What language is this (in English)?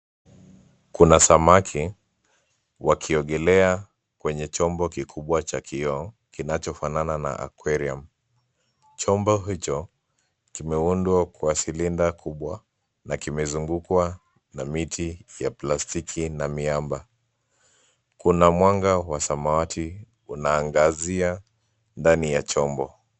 Swahili